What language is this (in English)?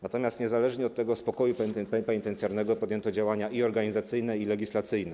Polish